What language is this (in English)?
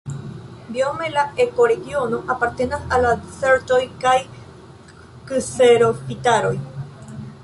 Esperanto